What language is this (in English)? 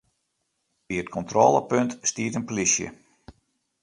Western Frisian